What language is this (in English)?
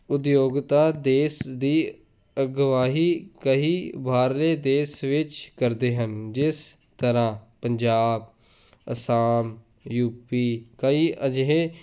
Punjabi